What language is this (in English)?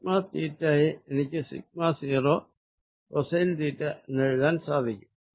Malayalam